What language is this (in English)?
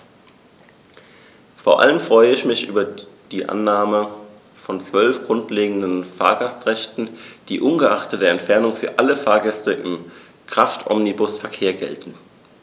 German